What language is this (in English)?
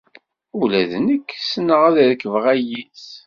Kabyle